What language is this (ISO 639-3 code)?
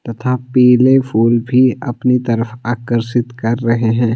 hin